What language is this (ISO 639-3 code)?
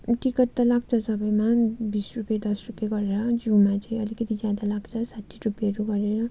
nep